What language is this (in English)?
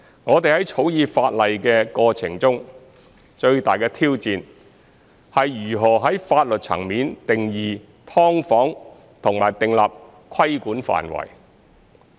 Cantonese